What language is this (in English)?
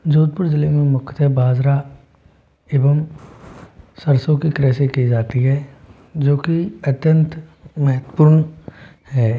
Hindi